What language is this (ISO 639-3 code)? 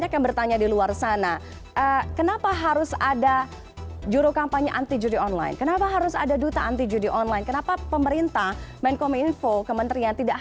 ind